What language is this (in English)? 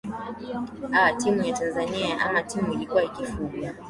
Swahili